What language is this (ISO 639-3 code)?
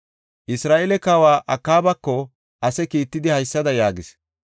gof